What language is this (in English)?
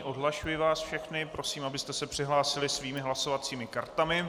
Czech